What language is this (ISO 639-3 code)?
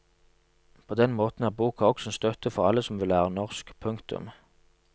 nor